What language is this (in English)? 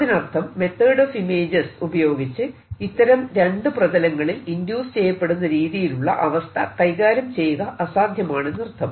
Malayalam